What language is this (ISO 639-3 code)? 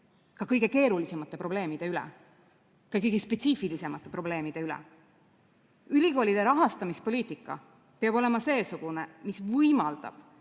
est